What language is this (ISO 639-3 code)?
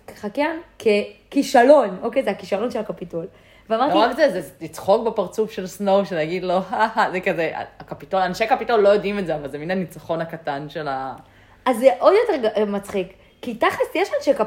heb